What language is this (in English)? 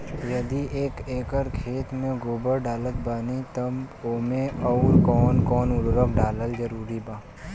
Bhojpuri